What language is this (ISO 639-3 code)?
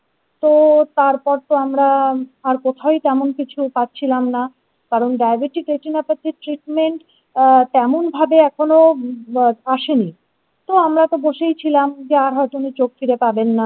ben